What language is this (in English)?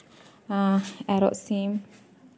Santali